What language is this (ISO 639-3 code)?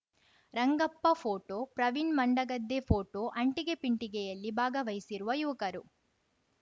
kan